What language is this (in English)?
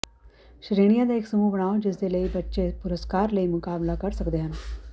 Punjabi